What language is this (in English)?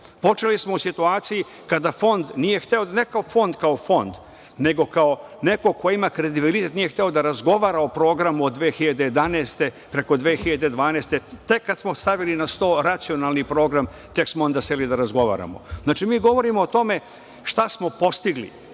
Serbian